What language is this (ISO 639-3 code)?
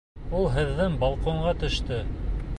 bak